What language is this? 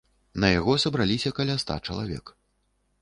Belarusian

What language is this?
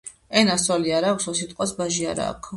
Georgian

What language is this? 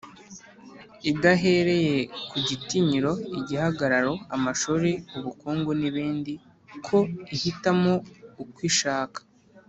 Kinyarwanda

